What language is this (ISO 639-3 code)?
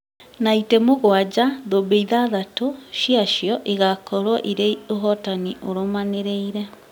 kik